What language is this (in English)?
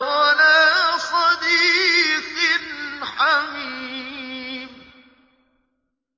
Arabic